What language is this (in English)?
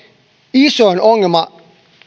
Finnish